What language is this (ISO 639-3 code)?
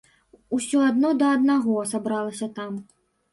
bel